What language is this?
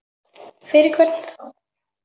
Icelandic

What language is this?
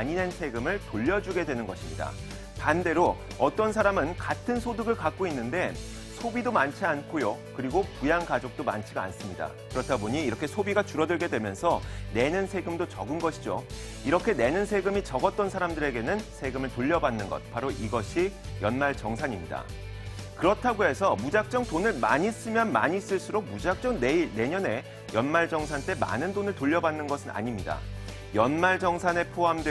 Korean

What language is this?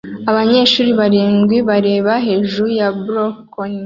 Kinyarwanda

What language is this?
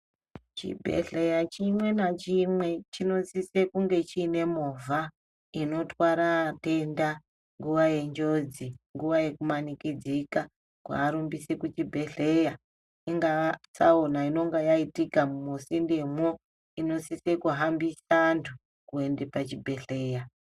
Ndau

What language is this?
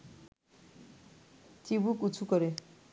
Bangla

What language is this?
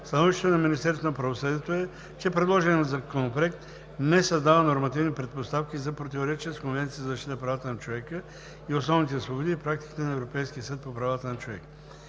Bulgarian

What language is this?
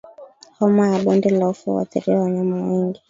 Swahili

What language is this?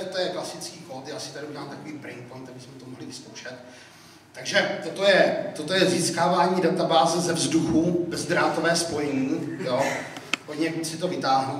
Czech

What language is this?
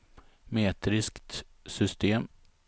Swedish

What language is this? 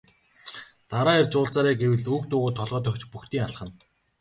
Mongolian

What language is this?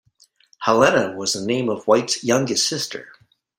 English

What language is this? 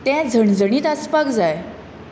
Konkani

